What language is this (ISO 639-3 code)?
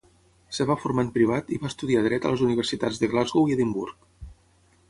cat